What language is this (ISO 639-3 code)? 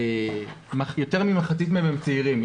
heb